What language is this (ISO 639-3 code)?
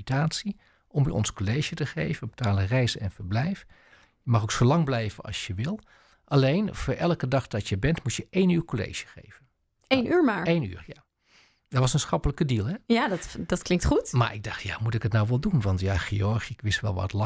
nld